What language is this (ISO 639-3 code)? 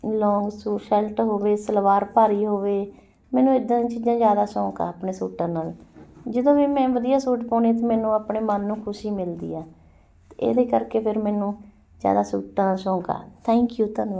pan